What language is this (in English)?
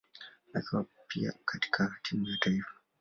Swahili